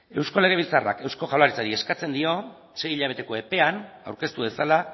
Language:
Basque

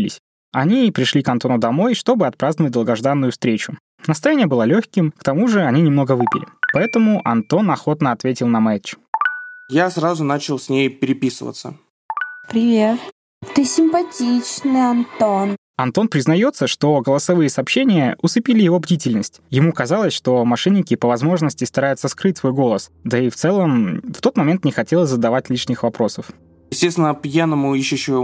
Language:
Russian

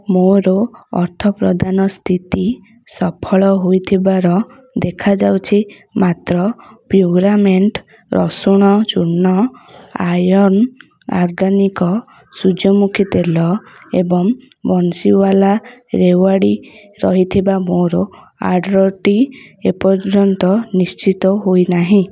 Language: Odia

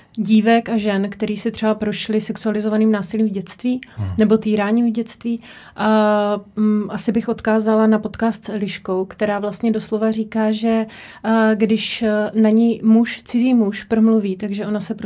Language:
Czech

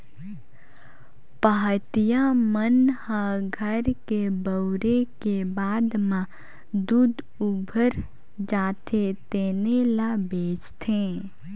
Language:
Chhattisgarhi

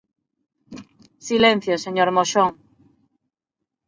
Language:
Galician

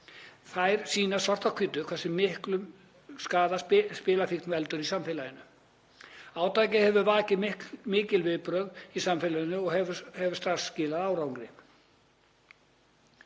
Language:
Icelandic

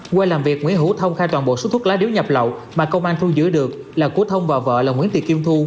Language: Vietnamese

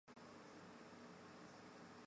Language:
Chinese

